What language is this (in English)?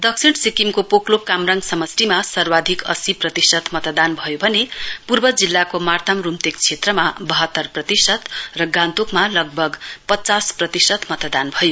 Nepali